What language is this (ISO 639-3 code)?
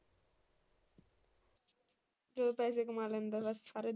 pan